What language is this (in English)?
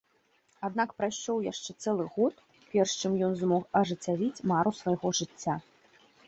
Belarusian